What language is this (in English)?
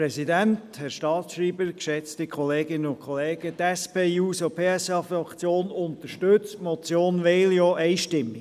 Swiss German